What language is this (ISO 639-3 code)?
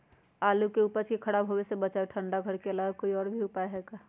mag